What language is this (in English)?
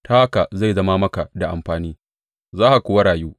Hausa